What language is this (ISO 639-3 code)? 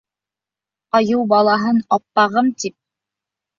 bak